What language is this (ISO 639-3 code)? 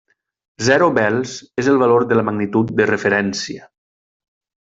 cat